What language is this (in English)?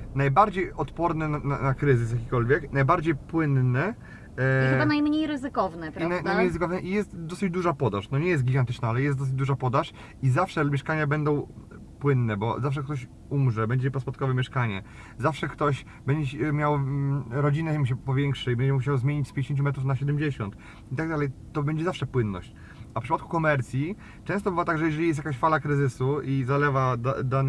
Polish